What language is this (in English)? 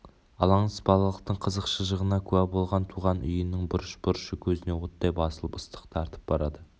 Kazakh